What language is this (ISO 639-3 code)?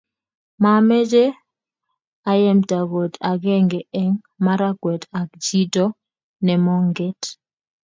kln